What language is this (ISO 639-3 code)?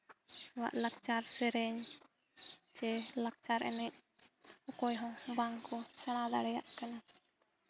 sat